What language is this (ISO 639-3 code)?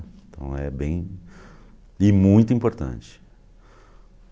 por